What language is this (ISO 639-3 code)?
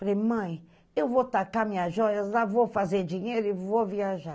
por